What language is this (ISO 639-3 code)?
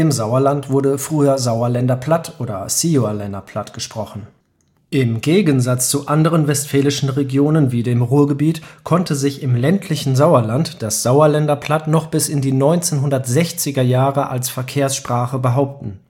deu